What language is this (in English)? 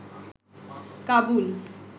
Bangla